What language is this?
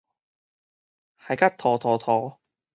Min Nan Chinese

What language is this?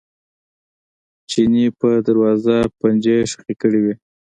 Pashto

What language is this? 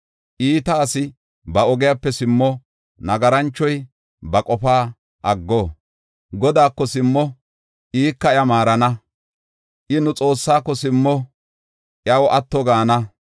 Gofa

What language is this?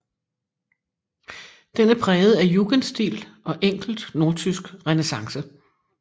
Danish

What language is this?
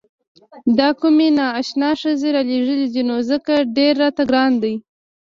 Pashto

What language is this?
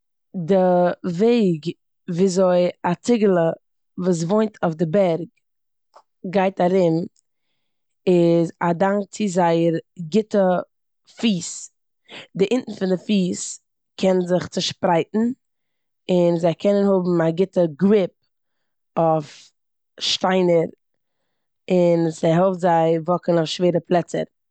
Yiddish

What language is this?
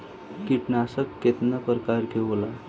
Bhojpuri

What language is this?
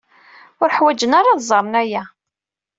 Kabyle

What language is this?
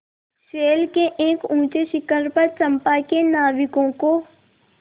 Hindi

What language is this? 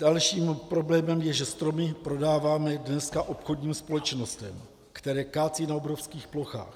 Czech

